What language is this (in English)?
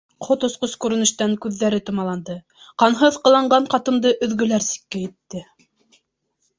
Bashkir